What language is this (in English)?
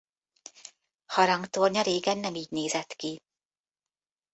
Hungarian